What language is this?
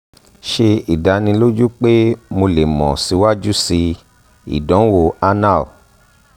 Yoruba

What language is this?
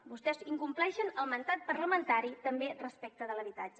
Catalan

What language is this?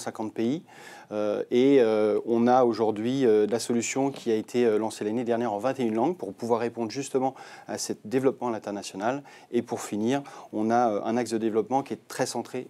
French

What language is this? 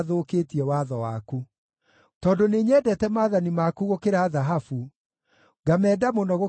Kikuyu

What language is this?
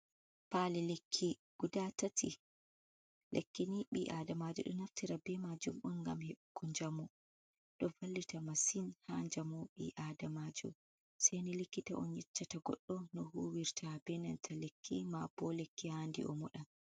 Fula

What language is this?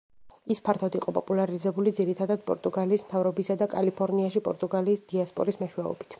Georgian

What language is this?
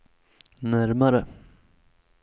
Swedish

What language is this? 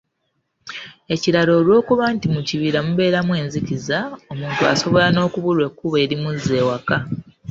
Ganda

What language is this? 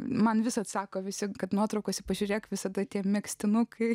Lithuanian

